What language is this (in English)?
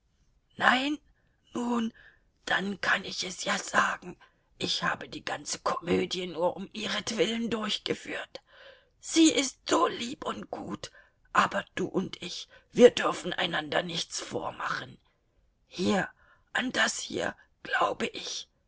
German